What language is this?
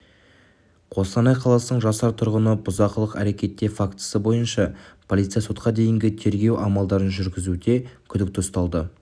Kazakh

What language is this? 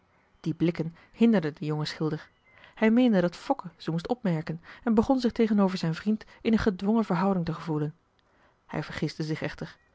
Dutch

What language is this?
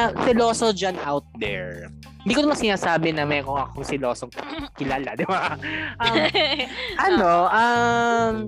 Filipino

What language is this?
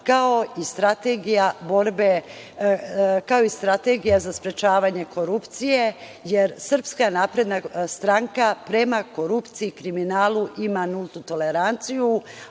Serbian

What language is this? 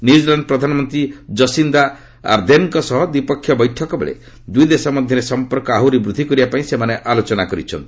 Odia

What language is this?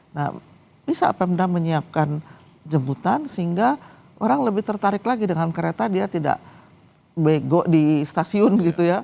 Indonesian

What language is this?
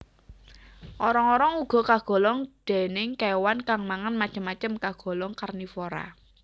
Javanese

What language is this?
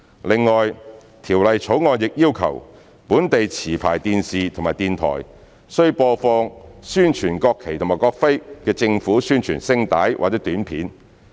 Cantonese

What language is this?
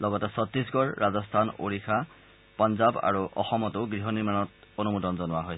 Assamese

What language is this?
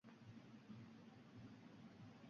Uzbek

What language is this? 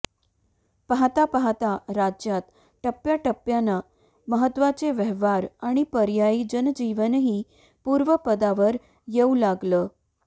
Marathi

